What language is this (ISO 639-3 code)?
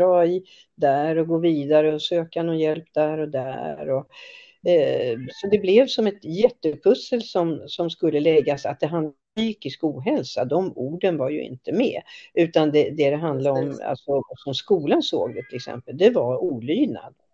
swe